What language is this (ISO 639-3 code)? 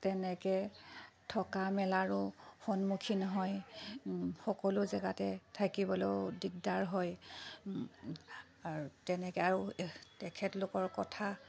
asm